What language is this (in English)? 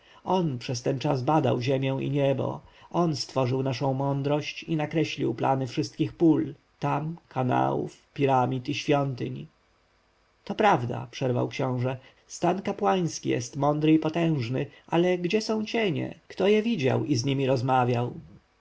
Polish